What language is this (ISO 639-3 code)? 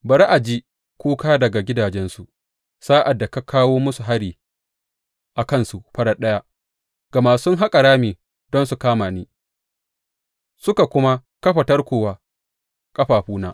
hau